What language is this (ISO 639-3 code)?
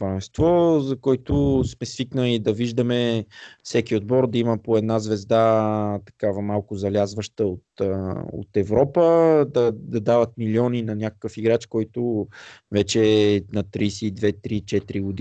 bul